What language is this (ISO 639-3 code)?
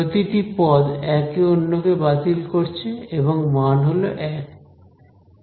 ben